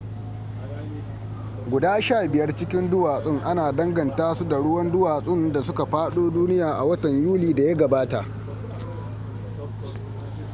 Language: Hausa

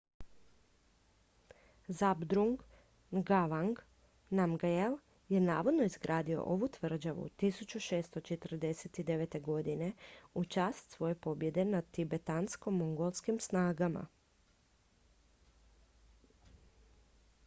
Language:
Croatian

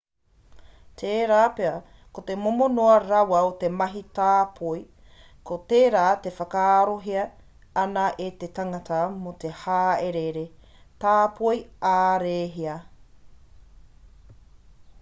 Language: Māori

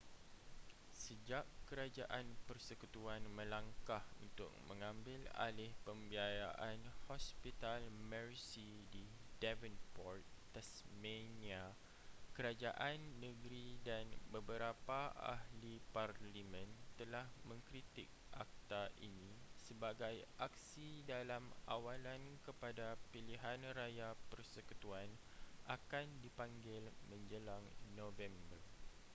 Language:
Malay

